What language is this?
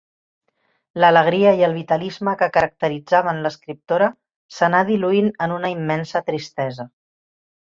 Catalan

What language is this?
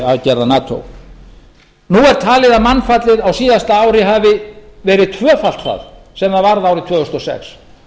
Icelandic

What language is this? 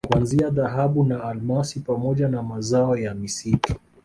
Swahili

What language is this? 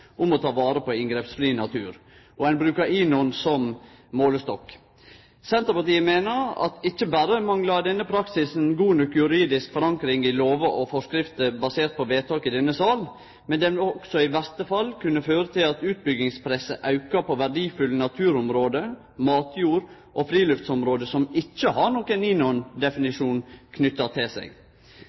Norwegian Nynorsk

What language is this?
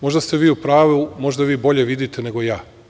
Serbian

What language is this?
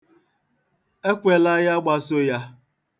Igbo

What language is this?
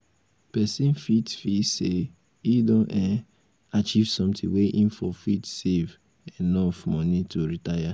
Nigerian Pidgin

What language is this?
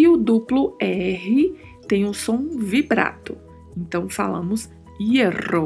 Portuguese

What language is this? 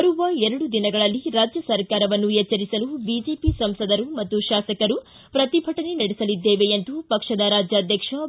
Kannada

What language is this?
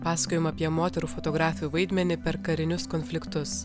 Lithuanian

